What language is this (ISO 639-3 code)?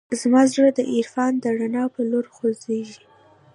pus